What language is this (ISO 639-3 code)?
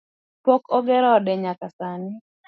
luo